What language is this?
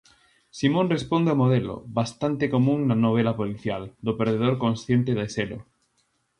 Galician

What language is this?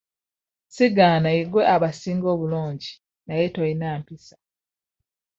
Ganda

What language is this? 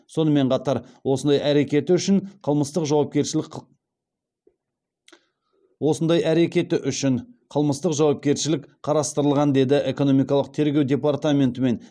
Kazakh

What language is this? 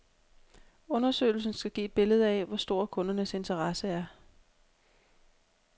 Danish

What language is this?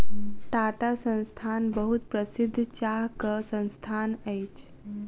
Maithili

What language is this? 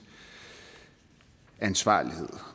Danish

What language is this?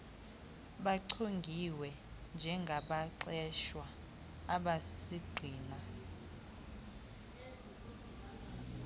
Xhosa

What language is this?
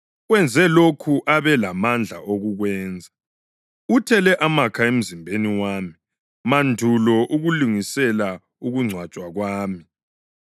North Ndebele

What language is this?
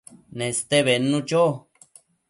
Matsés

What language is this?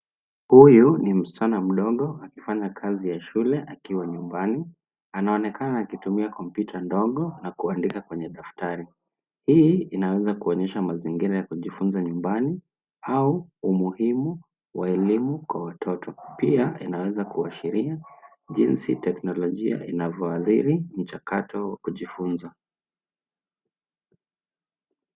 Swahili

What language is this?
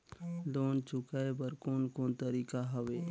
Chhattisgarhi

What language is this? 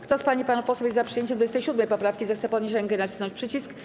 Polish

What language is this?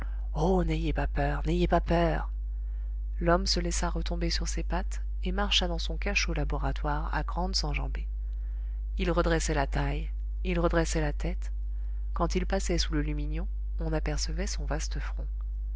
French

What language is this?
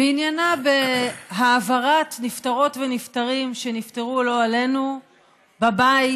Hebrew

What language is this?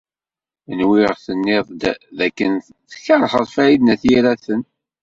Kabyle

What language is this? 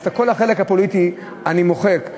Hebrew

